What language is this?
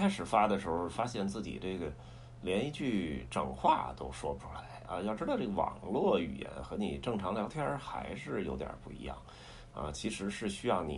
Chinese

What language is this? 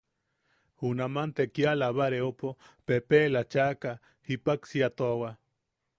Yaqui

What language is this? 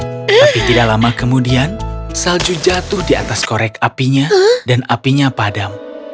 Indonesian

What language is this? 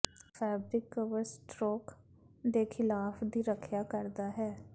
Punjabi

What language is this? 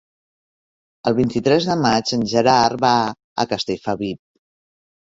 Catalan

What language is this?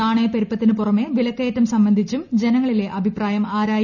Malayalam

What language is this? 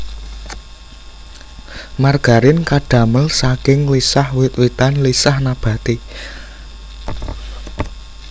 Javanese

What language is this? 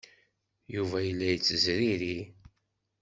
Kabyle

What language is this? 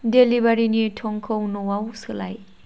Bodo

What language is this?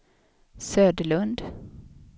Swedish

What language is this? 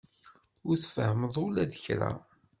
Kabyle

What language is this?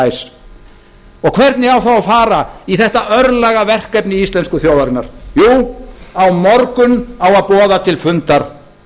Icelandic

